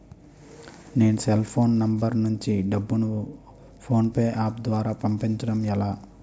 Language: Telugu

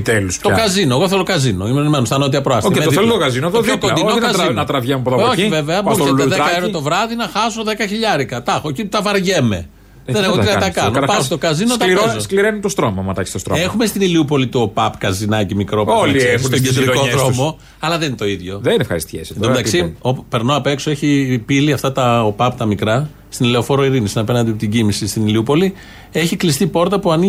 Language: Greek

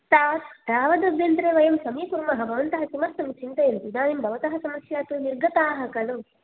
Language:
Sanskrit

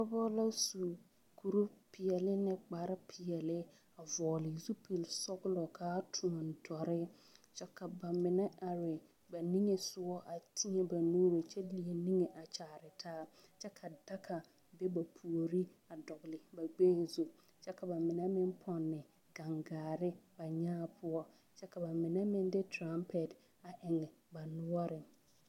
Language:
Southern Dagaare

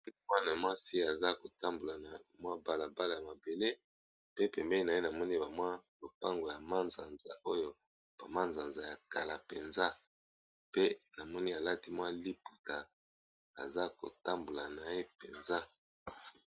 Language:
Lingala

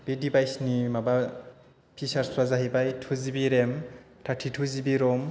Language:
Bodo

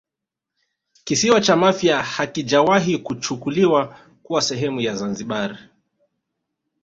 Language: Swahili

